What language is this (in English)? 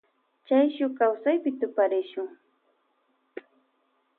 Loja Highland Quichua